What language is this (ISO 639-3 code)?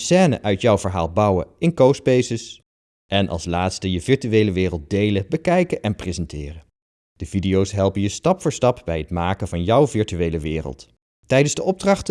nld